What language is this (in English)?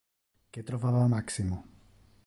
Interlingua